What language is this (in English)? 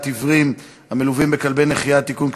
Hebrew